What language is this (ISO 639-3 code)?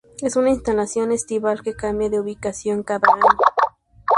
spa